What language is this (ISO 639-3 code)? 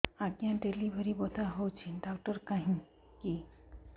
ori